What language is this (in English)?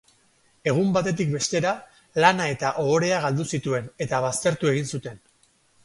Basque